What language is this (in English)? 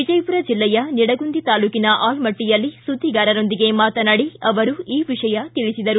Kannada